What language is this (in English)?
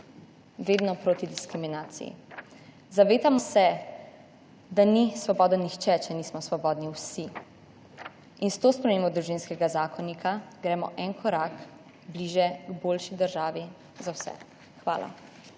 Slovenian